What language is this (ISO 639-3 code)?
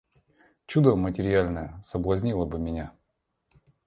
rus